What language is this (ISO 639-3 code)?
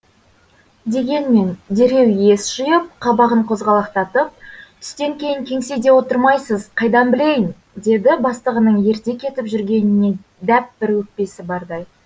kaz